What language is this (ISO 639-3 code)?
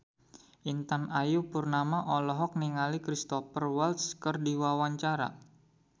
sun